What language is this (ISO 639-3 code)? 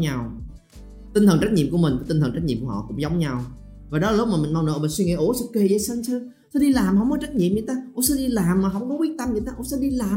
vie